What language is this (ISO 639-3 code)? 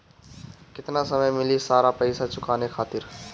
bho